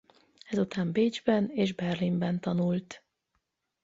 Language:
Hungarian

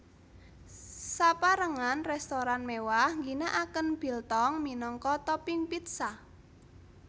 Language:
Javanese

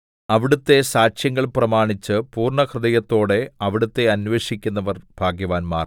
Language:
Malayalam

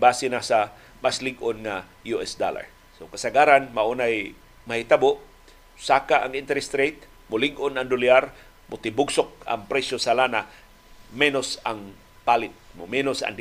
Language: Filipino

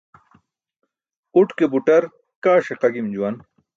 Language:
Burushaski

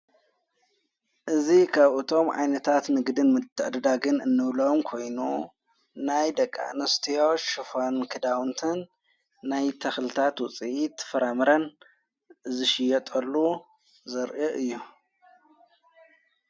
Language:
Tigrinya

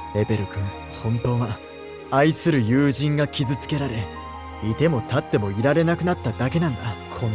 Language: Japanese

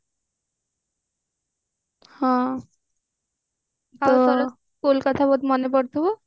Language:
Odia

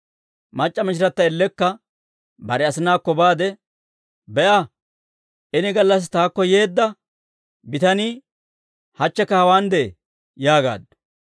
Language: Dawro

